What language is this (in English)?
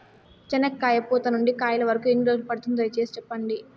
Telugu